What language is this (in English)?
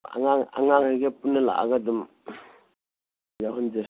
Manipuri